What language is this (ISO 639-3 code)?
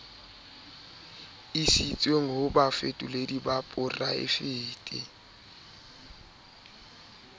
sot